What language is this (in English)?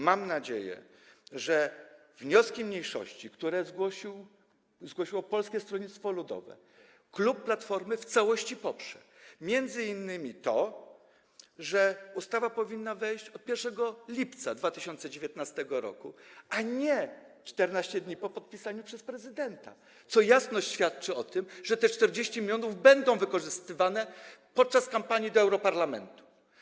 Polish